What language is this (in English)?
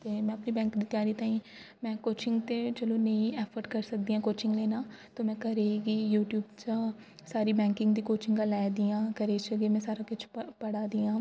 Dogri